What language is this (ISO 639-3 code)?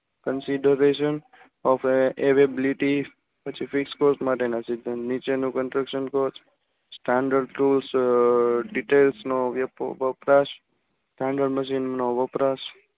guj